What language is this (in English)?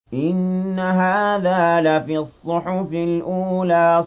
Arabic